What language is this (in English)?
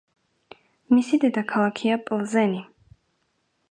Georgian